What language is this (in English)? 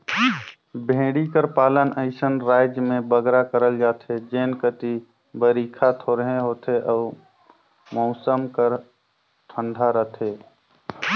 Chhattisgarhi